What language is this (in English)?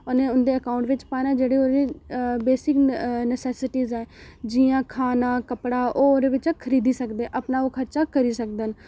Dogri